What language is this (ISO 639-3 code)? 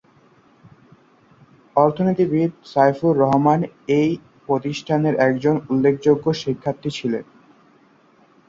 ben